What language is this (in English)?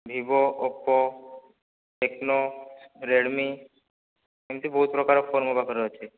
Odia